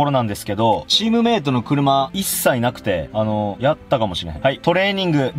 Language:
Japanese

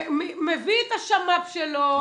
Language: Hebrew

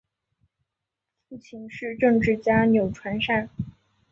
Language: Chinese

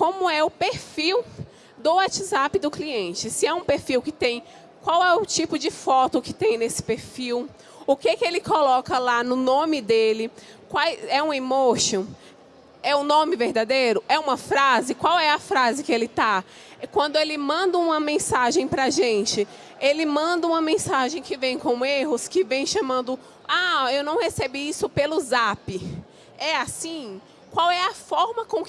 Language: Portuguese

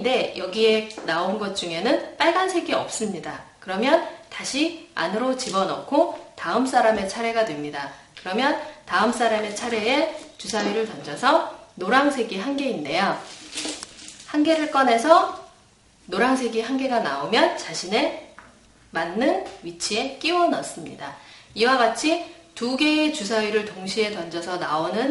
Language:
Korean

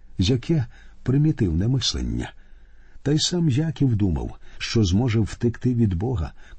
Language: Ukrainian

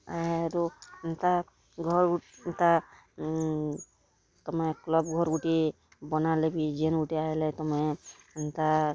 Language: Odia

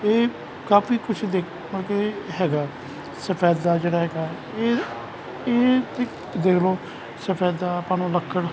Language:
Punjabi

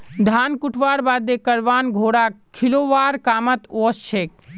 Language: Magahi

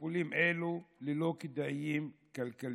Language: Hebrew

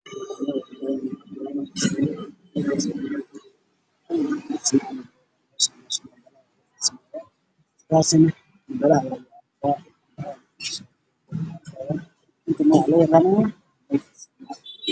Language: Somali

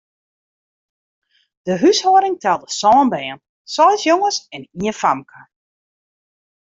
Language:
Western Frisian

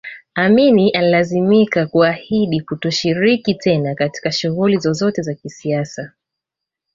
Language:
Swahili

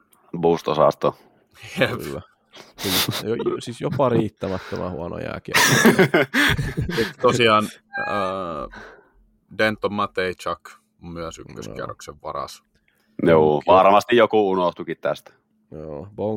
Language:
Finnish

